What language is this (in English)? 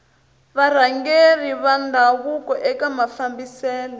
Tsonga